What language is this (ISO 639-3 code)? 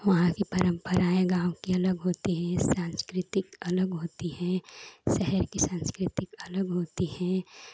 hin